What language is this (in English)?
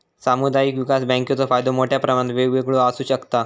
Marathi